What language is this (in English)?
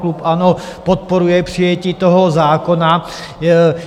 Czech